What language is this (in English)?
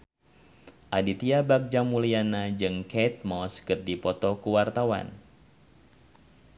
Sundanese